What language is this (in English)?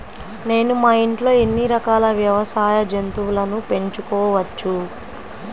Telugu